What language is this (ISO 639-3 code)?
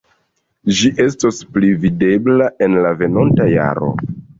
epo